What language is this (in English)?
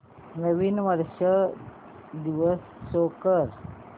Marathi